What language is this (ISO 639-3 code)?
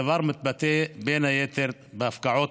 heb